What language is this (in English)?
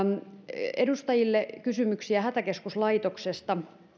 Finnish